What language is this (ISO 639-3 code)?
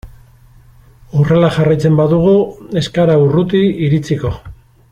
eus